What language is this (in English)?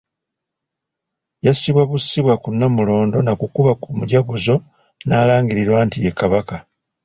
Ganda